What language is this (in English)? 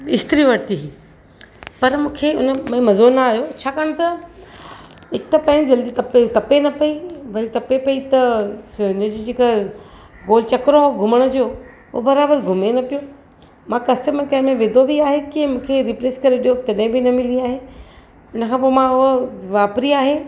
Sindhi